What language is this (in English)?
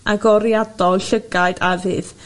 Welsh